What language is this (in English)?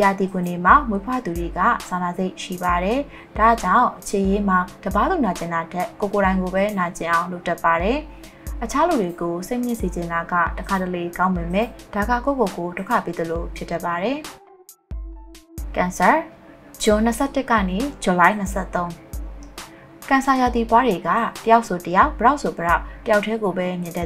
Indonesian